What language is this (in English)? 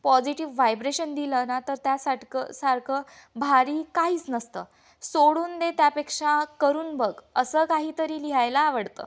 Marathi